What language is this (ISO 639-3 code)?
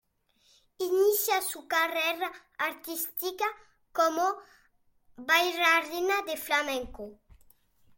spa